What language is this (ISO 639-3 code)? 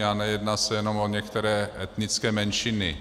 ces